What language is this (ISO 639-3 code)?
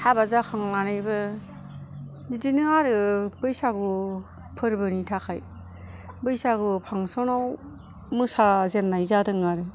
brx